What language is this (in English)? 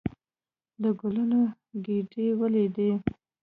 Pashto